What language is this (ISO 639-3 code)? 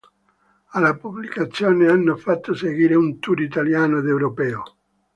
ita